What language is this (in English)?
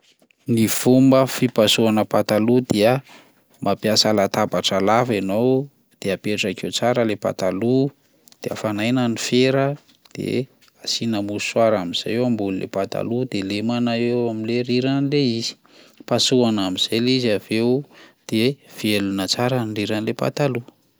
Malagasy